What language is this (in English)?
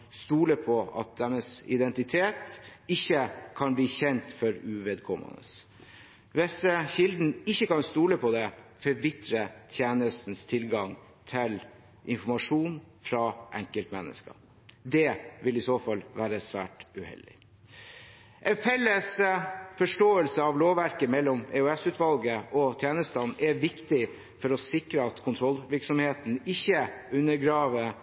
Norwegian Bokmål